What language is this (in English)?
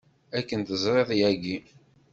Kabyle